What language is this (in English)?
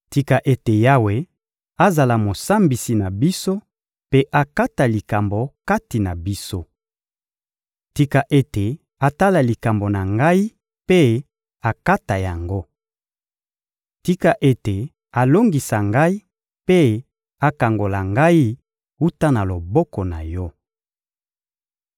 Lingala